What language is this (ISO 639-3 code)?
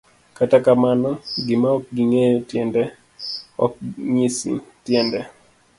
luo